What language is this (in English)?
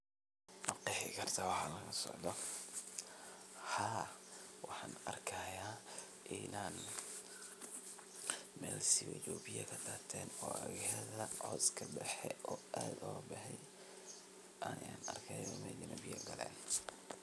Somali